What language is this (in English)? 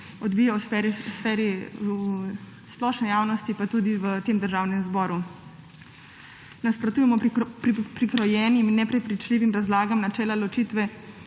Slovenian